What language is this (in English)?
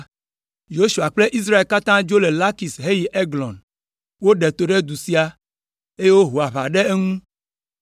Ewe